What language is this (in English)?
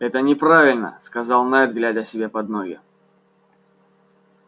Russian